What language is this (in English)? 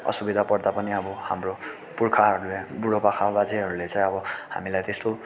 Nepali